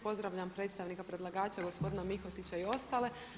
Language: Croatian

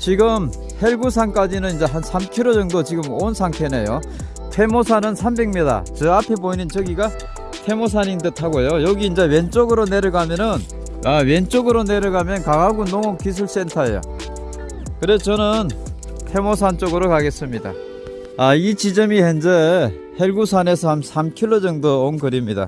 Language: Korean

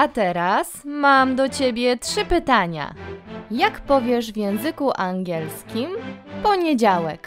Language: Polish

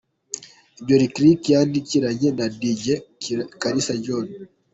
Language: Kinyarwanda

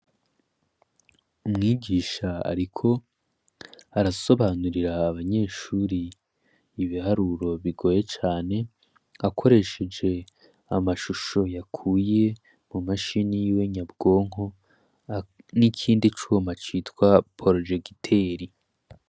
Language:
Rundi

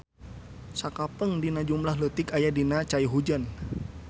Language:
Sundanese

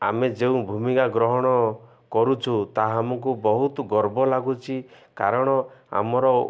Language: Odia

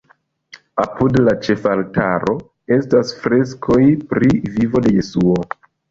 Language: Esperanto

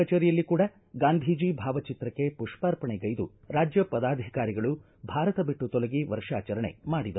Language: Kannada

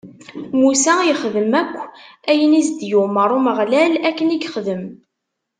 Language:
Kabyle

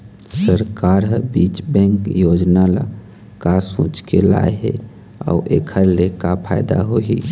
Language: Chhattisgarhi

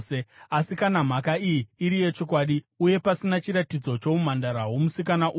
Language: Shona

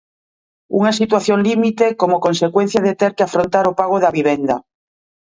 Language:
Galician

